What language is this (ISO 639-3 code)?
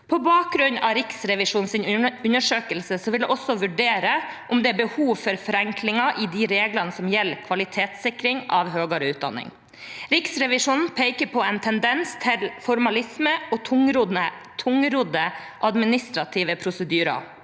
nor